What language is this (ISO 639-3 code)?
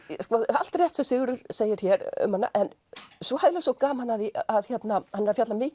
isl